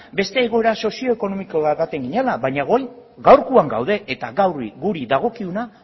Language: Basque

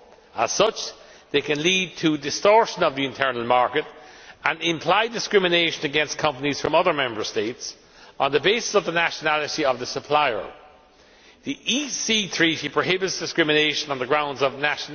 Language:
English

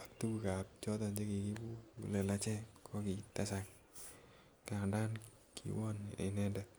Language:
Kalenjin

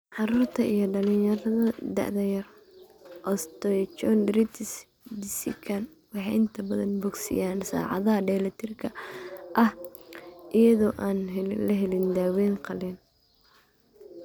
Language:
Somali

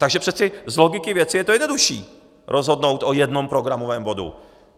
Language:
Czech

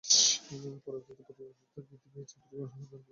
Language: Bangla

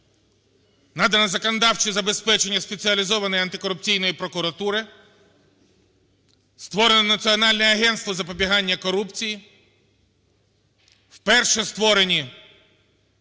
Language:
Ukrainian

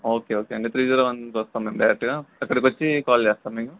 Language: Telugu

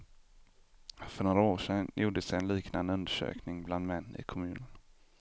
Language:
Swedish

